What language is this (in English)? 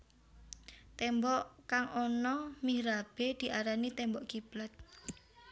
Javanese